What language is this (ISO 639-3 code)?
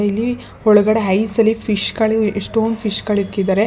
kan